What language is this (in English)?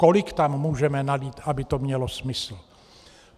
Czech